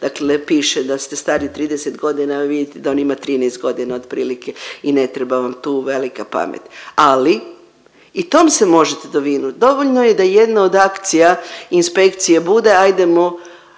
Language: Croatian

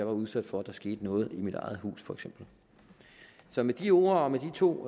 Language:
Danish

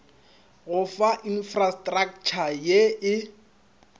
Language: Northern Sotho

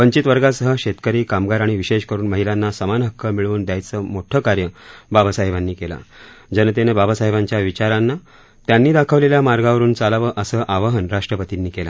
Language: Marathi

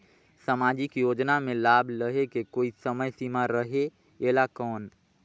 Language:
Chhattisgarhi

